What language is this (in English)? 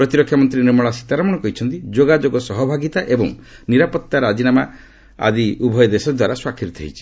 Odia